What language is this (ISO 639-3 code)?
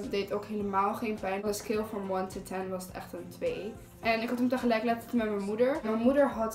nld